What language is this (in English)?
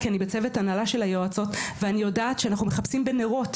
Hebrew